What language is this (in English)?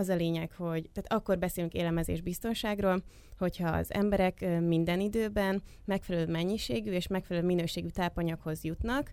Hungarian